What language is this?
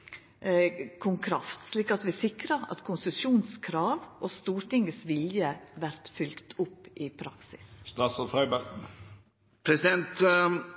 Norwegian Nynorsk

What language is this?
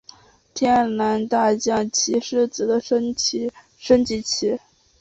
Chinese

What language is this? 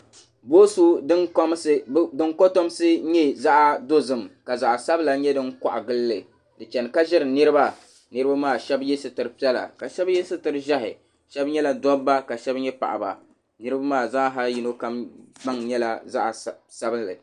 Dagbani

